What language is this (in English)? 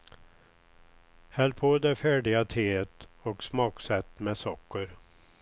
Swedish